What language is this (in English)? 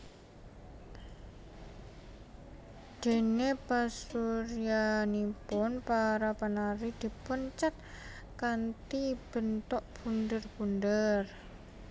Javanese